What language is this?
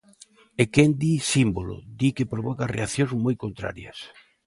Galician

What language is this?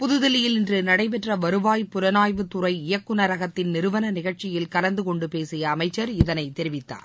Tamil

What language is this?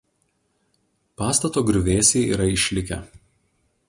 Lithuanian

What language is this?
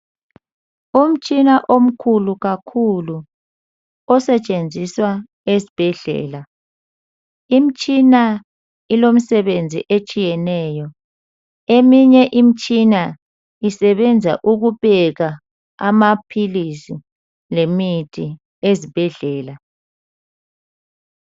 North Ndebele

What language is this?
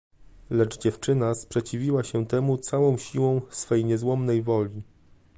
Polish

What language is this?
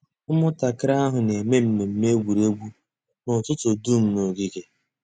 Igbo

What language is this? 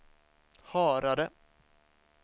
Swedish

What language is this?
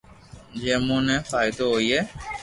Loarki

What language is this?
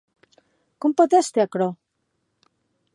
Occitan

